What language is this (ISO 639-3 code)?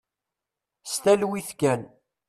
kab